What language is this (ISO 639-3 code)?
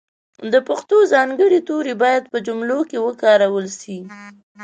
pus